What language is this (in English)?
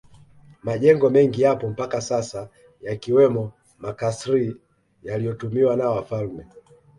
Swahili